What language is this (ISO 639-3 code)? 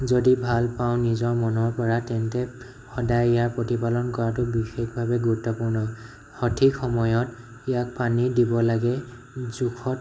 asm